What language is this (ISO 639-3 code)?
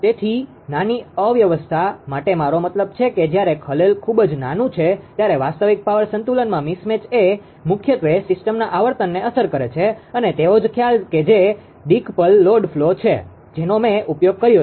guj